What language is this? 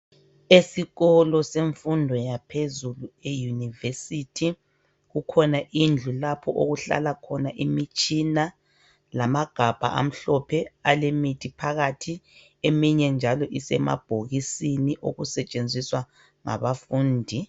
North Ndebele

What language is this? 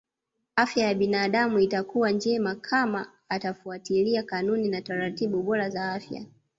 Swahili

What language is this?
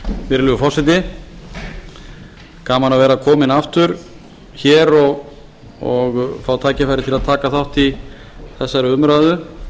Icelandic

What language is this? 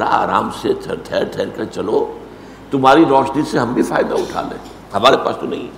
Urdu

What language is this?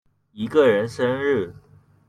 Chinese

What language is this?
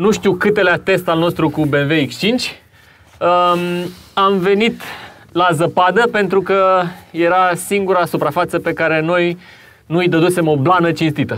Romanian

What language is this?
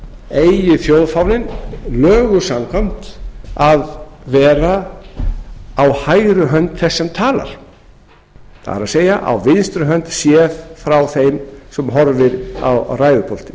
Icelandic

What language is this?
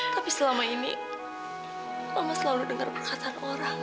Indonesian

